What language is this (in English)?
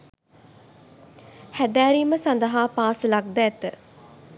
Sinhala